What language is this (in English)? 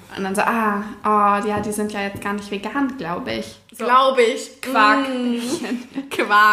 German